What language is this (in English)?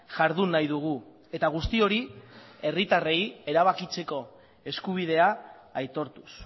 Basque